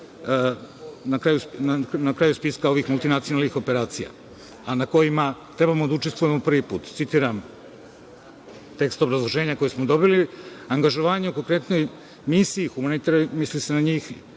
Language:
Serbian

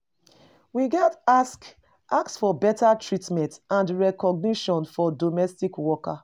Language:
Nigerian Pidgin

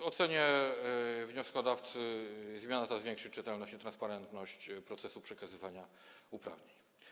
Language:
Polish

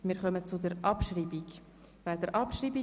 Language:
Swiss German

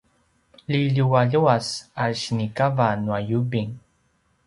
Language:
Paiwan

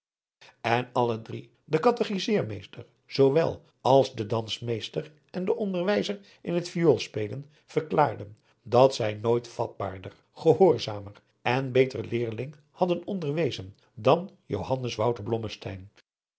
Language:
Dutch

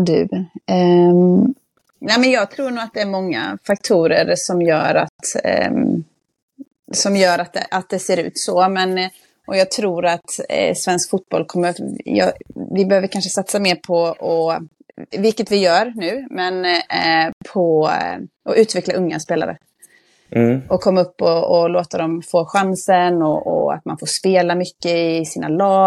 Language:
Swedish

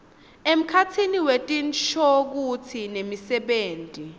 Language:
Swati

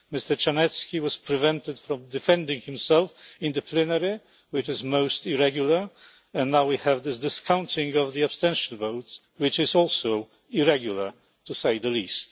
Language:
English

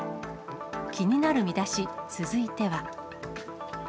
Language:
Japanese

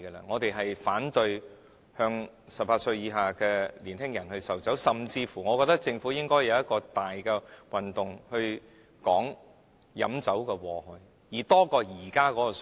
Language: Cantonese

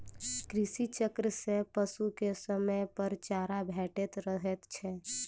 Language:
Maithili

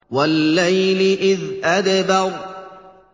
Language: Arabic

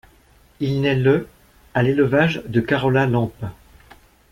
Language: French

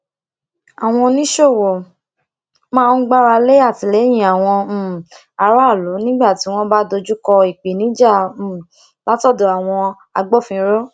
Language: Yoruba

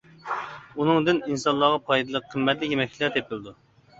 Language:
Uyghur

